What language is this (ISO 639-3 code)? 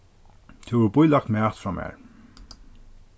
fao